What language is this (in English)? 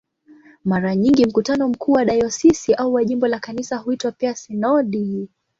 Swahili